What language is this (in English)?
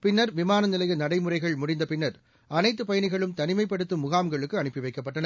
Tamil